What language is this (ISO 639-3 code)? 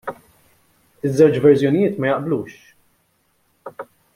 mlt